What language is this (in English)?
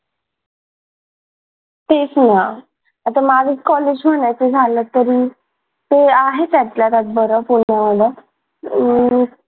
Marathi